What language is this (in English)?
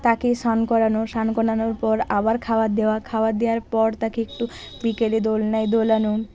Bangla